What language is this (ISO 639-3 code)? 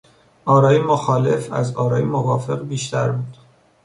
fas